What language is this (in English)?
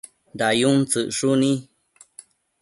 Matsés